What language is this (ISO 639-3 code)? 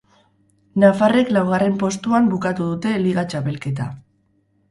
eus